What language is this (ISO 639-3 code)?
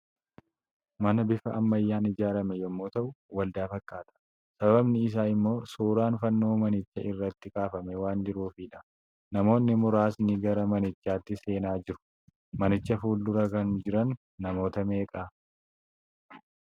orm